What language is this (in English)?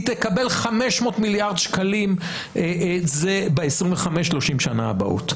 Hebrew